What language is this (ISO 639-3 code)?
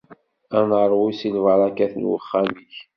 kab